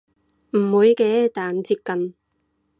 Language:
Cantonese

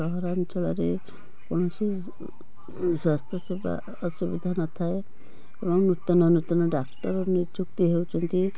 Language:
Odia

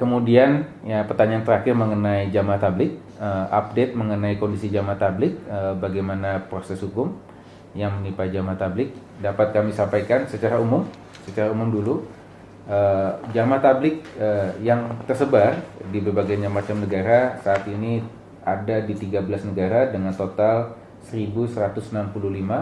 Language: Indonesian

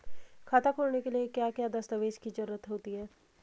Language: Hindi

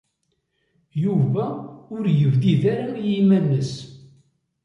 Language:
Kabyle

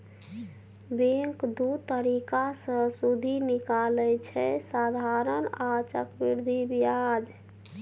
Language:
Maithili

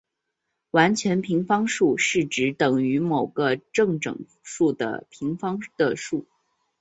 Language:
Chinese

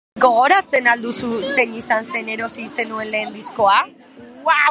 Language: Basque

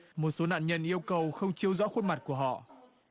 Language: Vietnamese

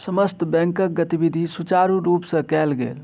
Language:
Maithili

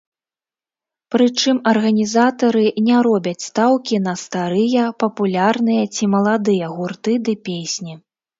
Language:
Belarusian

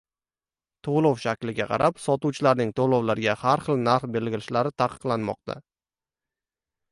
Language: Uzbek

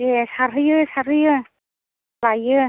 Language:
Bodo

